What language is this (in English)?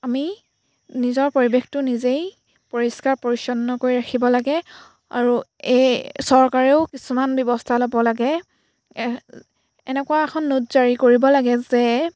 Assamese